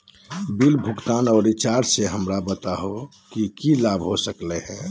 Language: Magahi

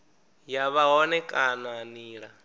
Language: Venda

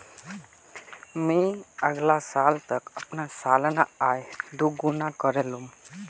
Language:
Magahi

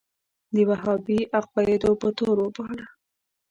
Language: Pashto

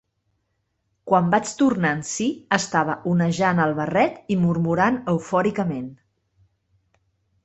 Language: Catalan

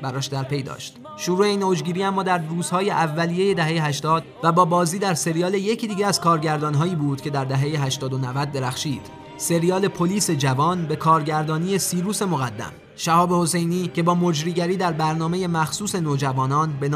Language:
Persian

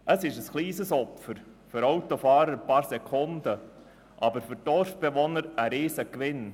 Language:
Swiss German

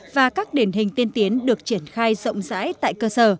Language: Vietnamese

